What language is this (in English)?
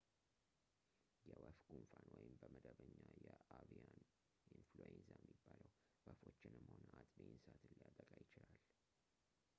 Amharic